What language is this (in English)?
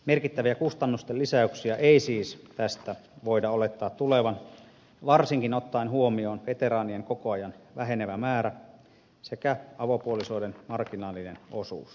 Finnish